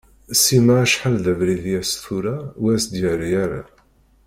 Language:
Kabyle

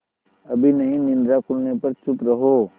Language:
Hindi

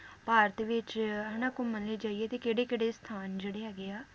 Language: Punjabi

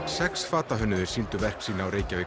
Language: Icelandic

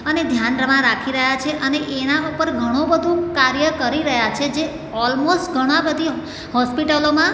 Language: Gujarati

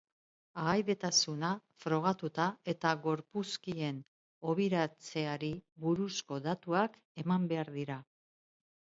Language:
Basque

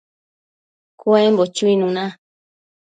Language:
Matsés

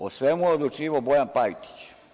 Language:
Serbian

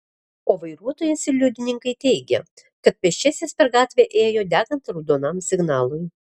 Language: Lithuanian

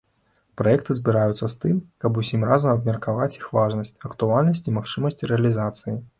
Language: Belarusian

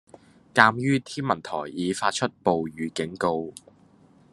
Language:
Cantonese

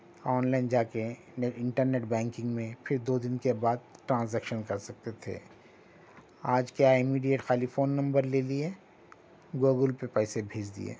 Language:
Urdu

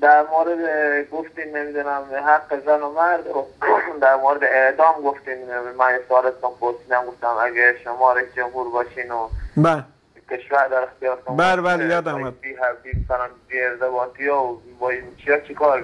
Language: Persian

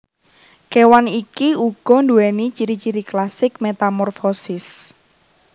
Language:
Javanese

